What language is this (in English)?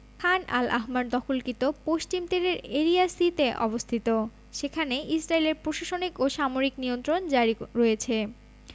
Bangla